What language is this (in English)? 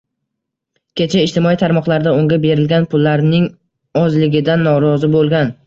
Uzbek